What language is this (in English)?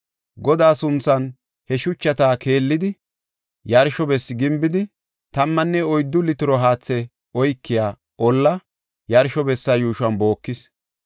Gofa